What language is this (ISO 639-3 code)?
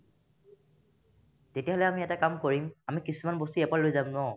asm